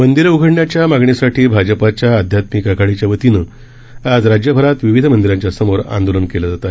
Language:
Marathi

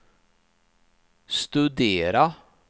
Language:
Swedish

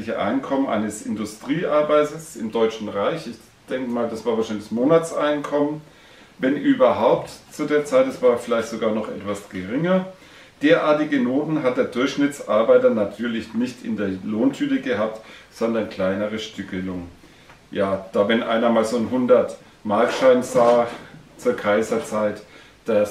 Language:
German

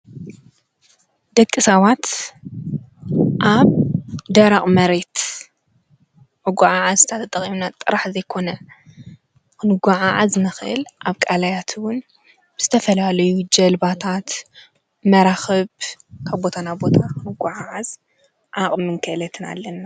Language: Tigrinya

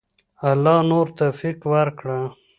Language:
Pashto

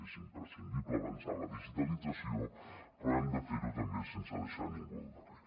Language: Catalan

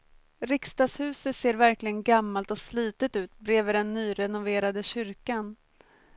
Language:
Swedish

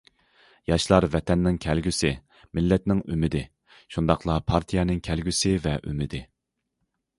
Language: Uyghur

